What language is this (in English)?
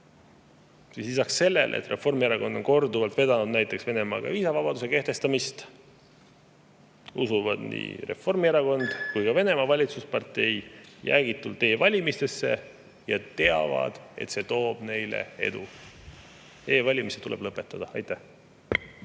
Estonian